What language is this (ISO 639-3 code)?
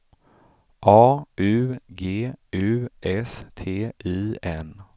swe